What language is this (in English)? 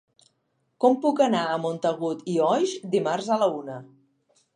Catalan